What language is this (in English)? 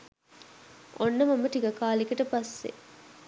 Sinhala